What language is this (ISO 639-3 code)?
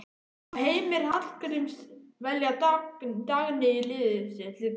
isl